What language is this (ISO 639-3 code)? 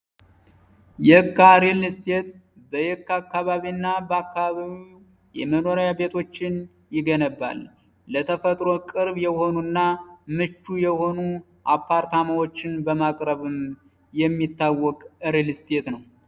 amh